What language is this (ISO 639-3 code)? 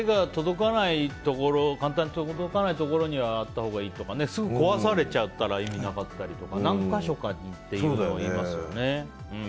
jpn